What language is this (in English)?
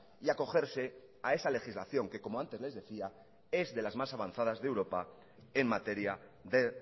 Spanish